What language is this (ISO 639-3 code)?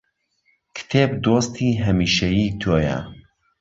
ckb